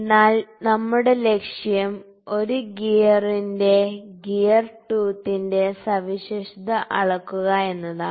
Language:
Malayalam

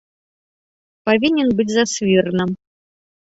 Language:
Belarusian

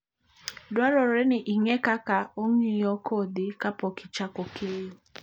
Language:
Luo (Kenya and Tanzania)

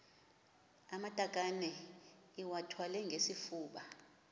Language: Xhosa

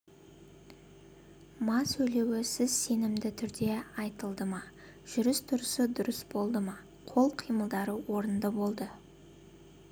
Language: Kazakh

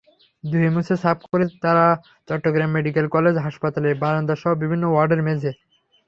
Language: Bangla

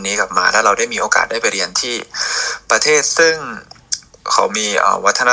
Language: Thai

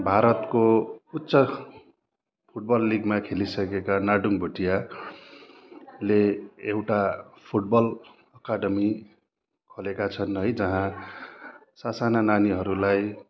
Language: Nepali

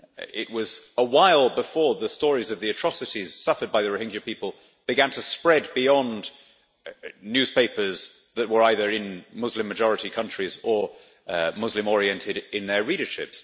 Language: English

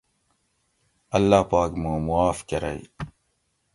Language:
Gawri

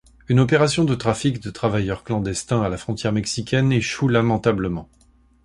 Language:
French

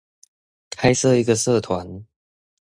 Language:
Chinese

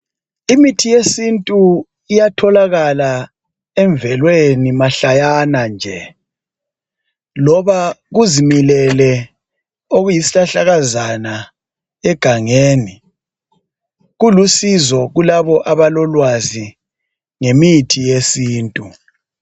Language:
North Ndebele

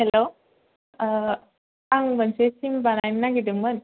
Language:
Bodo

